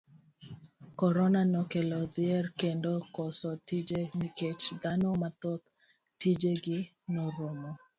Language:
Luo (Kenya and Tanzania)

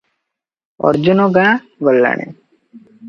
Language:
Odia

